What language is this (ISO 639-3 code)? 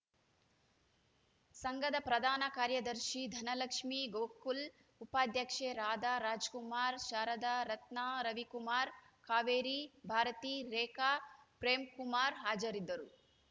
kan